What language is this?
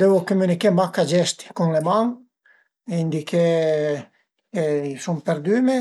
Piedmontese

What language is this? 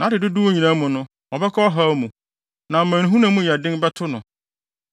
Akan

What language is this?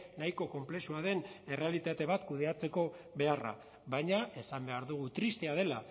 Basque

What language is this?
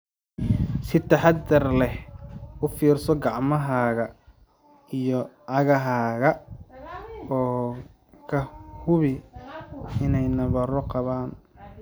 Somali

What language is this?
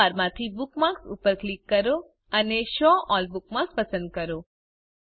Gujarati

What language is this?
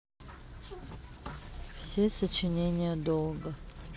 Russian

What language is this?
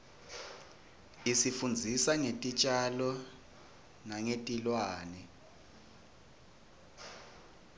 Swati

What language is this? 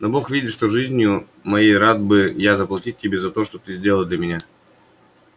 Russian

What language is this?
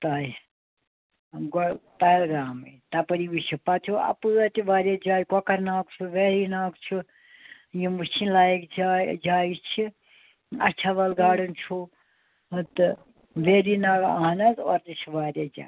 Kashmiri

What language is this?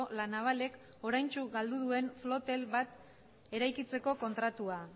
Basque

